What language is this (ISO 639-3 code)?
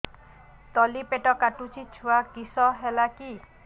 ori